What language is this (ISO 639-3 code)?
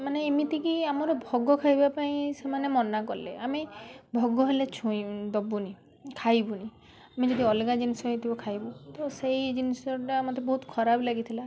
ori